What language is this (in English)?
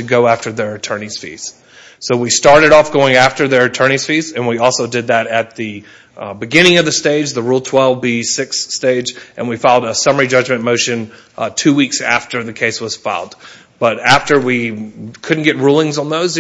English